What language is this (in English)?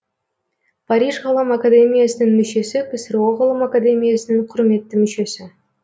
Kazakh